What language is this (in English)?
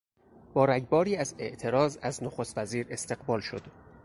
Persian